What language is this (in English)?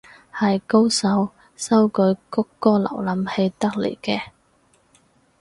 Cantonese